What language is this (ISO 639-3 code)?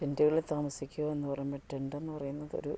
mal